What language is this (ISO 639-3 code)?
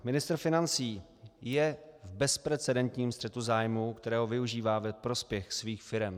ces